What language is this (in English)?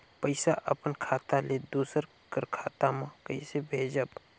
Chhattisgarhi